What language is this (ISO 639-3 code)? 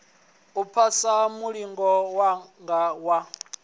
ven